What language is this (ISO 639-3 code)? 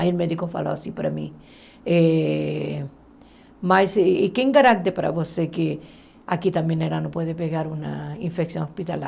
por